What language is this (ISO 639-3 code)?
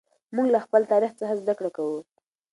pus